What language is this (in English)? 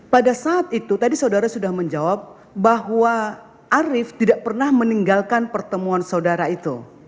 Indonesian